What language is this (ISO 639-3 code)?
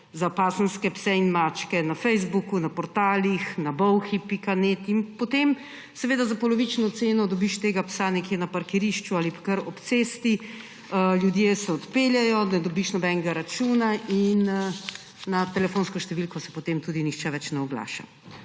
slv